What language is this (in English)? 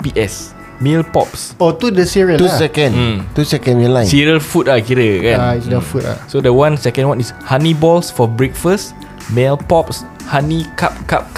Malay